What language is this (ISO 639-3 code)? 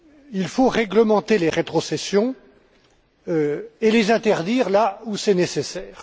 fra